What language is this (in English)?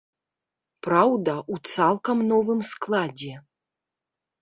Belarusian